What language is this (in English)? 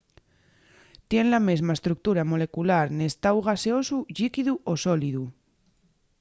Asturian